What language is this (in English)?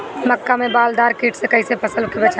Bhojpuri